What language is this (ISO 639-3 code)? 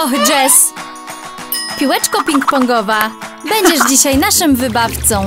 pol